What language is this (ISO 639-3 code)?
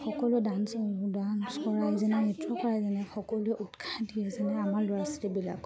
asm